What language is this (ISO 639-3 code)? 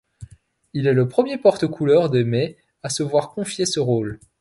fra